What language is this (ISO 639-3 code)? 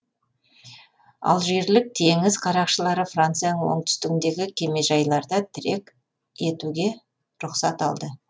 kaz